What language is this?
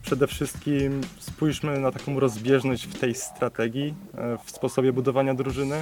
Polish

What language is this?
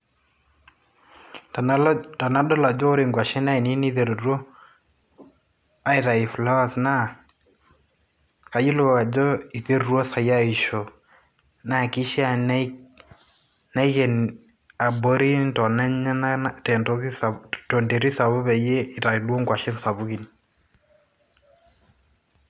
Masai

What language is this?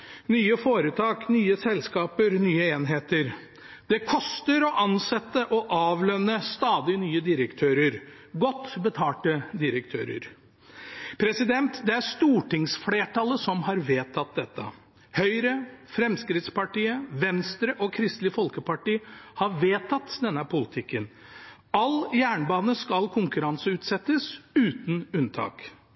Norwegian Bokmål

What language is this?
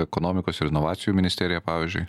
Lithuanian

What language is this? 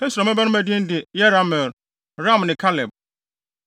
Akan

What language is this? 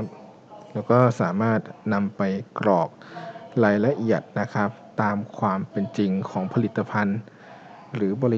Thai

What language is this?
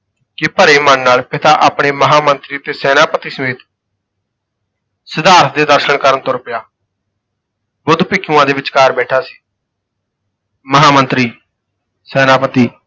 Punjabi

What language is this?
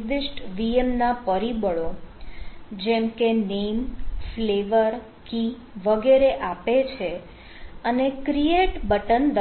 Gujarati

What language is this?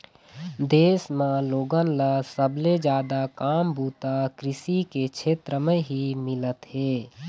Chhattisgarhi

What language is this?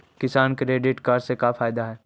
Magahi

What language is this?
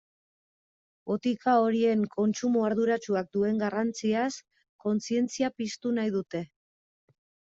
Basque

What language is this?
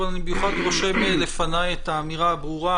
Hebrew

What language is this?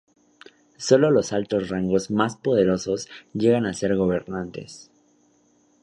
Spanish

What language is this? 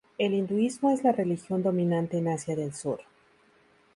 Spanish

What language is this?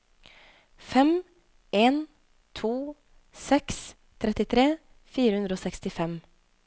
Norwegian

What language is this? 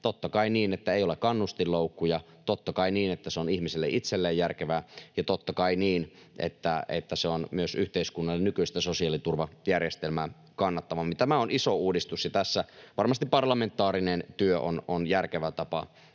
Finnish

